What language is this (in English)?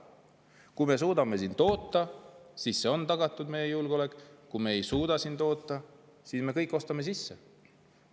Estonian